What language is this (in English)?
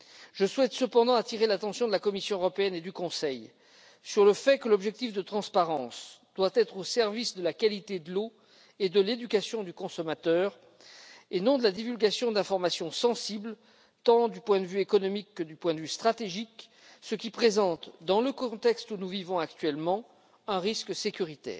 French